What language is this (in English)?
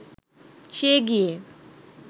Bangla